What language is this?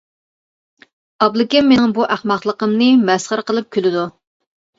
Uyghur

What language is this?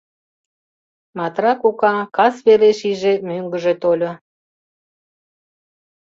Mari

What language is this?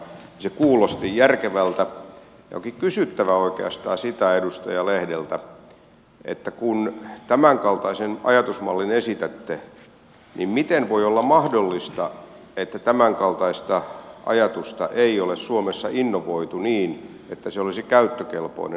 Finnish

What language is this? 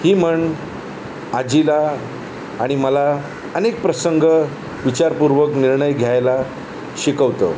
Marathi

